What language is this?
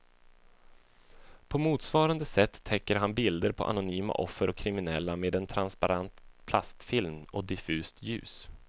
Swedish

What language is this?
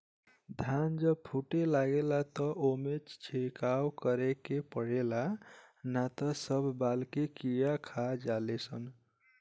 Bhojpuri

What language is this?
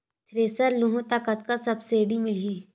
Chhattisgarhi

